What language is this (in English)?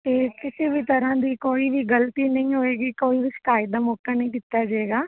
Punjabi